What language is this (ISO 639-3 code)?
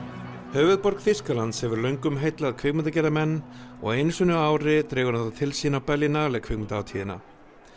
isl